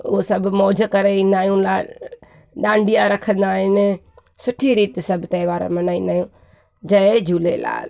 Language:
Sindhi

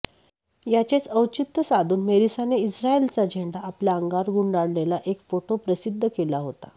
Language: Marathi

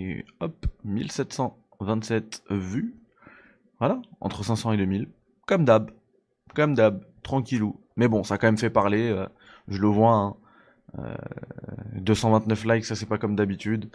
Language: French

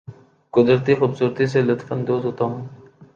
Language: Urdu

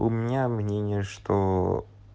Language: Russian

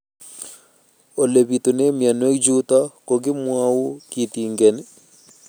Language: Kalenjin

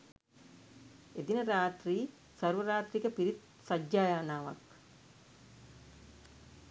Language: Sinhala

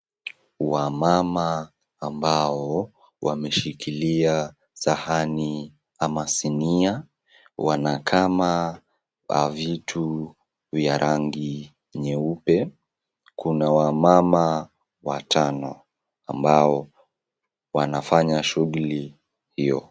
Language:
Swahili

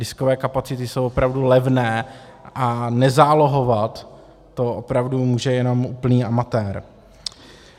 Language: Czech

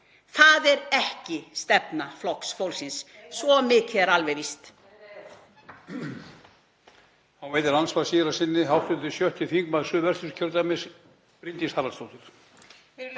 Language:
Icelandic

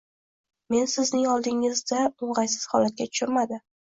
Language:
Uzbek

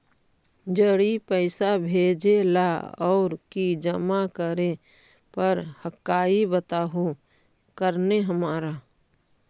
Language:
Magahi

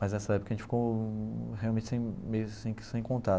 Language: Portuguese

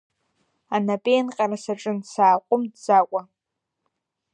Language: Abkhazian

